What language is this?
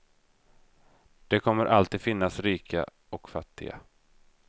Swedish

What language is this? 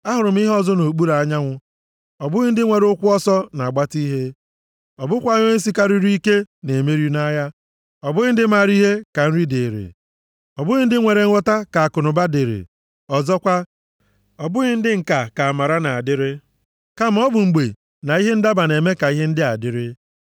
Igbo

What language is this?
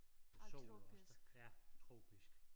Danish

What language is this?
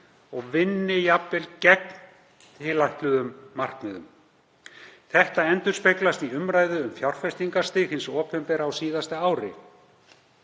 Icelandic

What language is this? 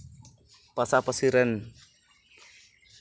Santali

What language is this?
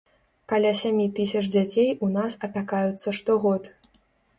Belarusian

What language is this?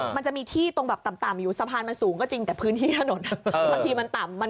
Thai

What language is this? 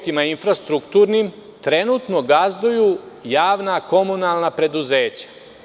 Serbian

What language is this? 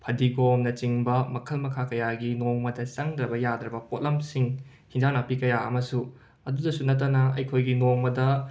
Manipuri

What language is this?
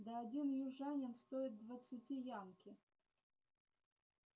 Russian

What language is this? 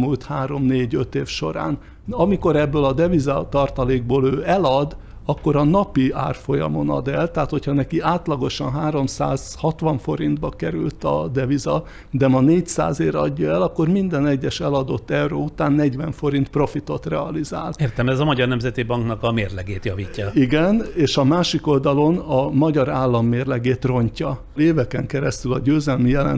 Hungarian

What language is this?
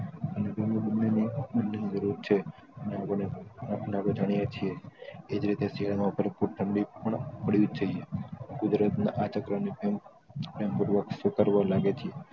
Gujarati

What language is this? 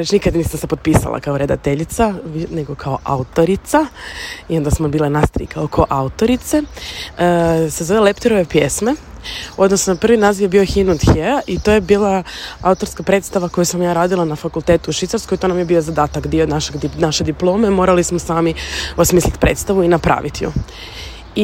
Croatian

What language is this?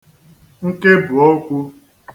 Igbo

